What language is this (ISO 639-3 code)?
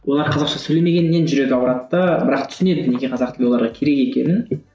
kaz